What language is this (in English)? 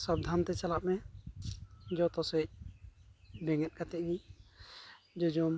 Santali